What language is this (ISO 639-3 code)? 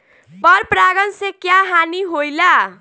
bho